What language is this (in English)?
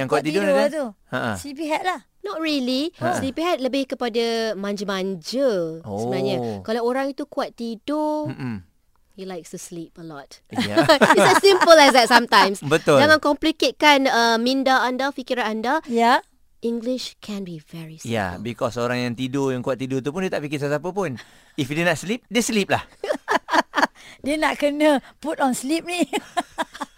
Malay